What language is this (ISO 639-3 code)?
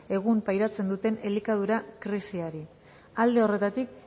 eus